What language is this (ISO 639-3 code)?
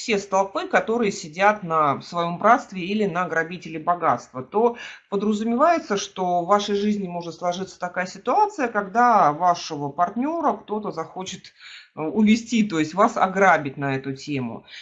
rus